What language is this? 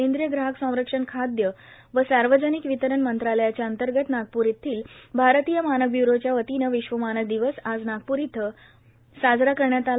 Marathi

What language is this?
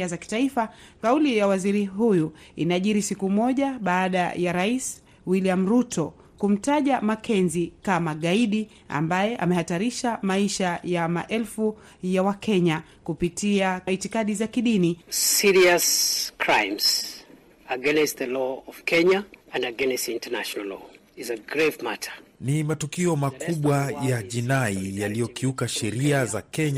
Swahili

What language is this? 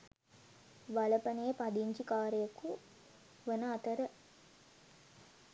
Sinhala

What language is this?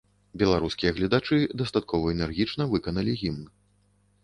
Belarusian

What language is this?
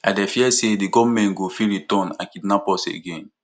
Nigerian Pidgin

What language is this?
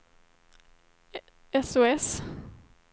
Swedish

